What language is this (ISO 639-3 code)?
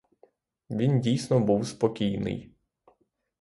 ukr